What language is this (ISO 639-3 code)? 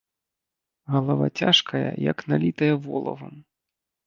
bel